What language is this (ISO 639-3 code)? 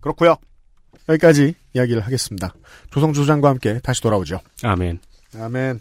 kor